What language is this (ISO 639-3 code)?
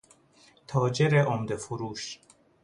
fas